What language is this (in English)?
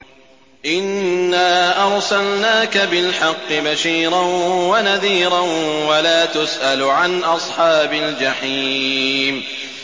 Arabic